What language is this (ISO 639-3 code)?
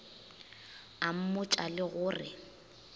nso